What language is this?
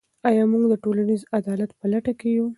Pashto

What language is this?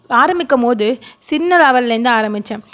Tamil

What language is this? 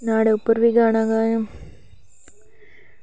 Dogri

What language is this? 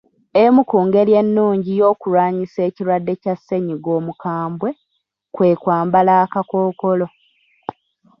Ganda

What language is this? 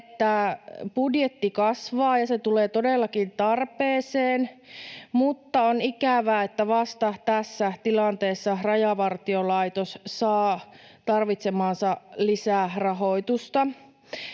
Finnish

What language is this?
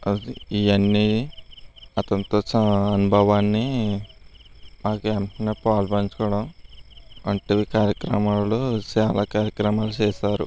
Telugu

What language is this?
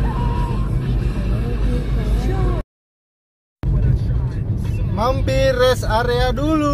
Indonesian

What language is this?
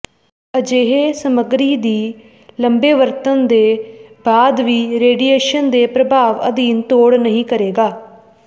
Punjabi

